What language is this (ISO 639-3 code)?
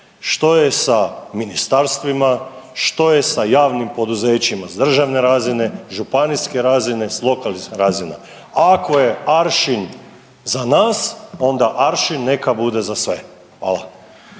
hrv